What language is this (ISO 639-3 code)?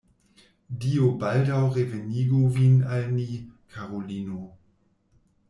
epo